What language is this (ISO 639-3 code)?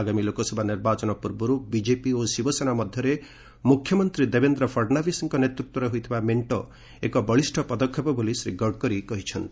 ori